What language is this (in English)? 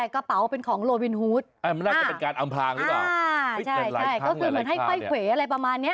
Thai